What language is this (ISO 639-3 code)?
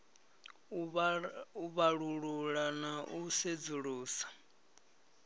ven